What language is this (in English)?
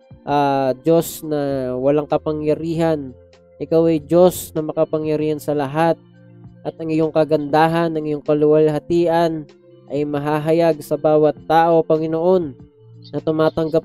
Filipino